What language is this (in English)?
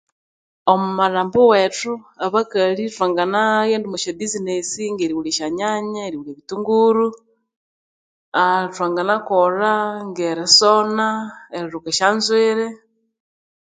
Konzo